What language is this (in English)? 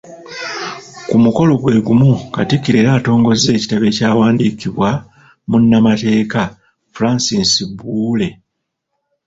Ganda